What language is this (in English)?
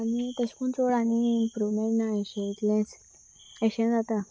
Konkani